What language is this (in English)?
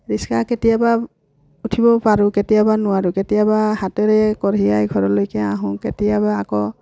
Assamese